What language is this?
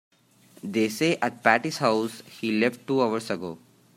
English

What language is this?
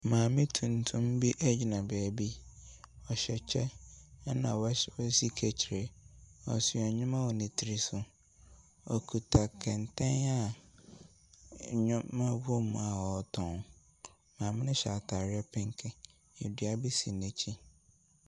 Akan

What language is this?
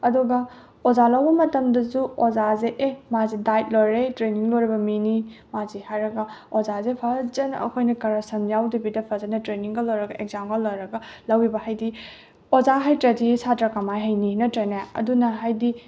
Manipuri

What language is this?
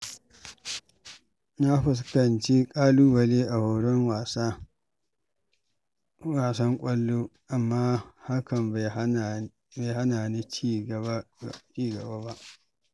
Hausa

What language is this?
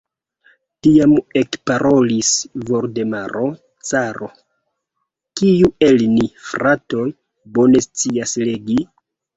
Esperanto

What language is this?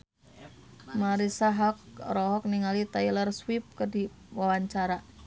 Sundanese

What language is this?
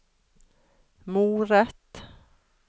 Norwegian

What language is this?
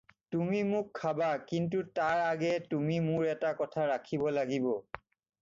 Assamese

